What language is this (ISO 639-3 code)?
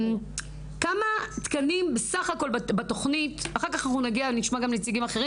heb